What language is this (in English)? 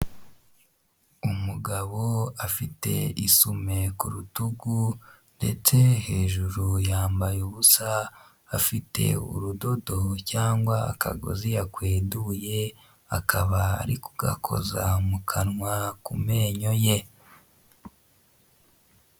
Kinyarwanda